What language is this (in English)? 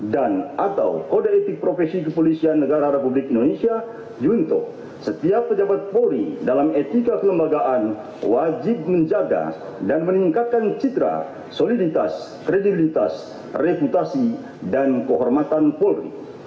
Indonesian